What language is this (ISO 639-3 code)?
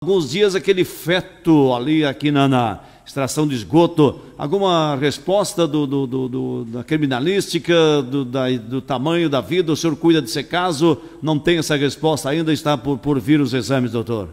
por